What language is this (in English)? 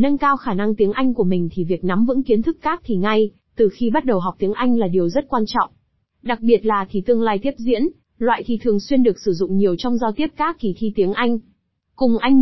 Vietnamese